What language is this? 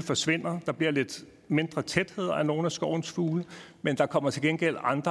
Danish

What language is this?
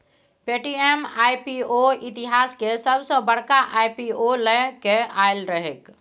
Maithili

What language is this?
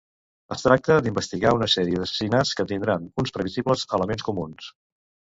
Catalan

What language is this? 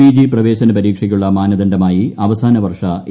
Malayalam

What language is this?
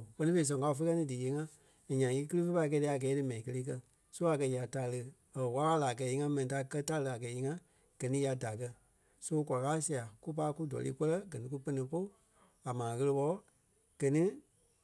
Kpelle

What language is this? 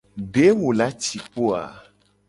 Gen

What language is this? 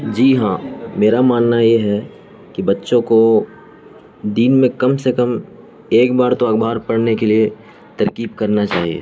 Urdu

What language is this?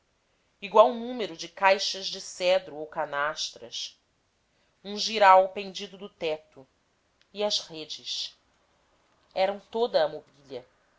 Portuguese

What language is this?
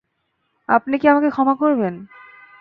Bangla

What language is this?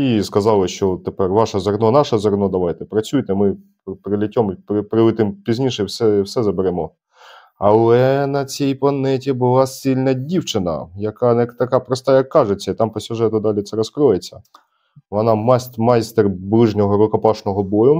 Ukrainian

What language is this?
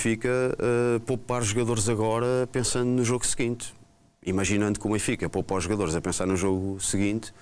Portuguese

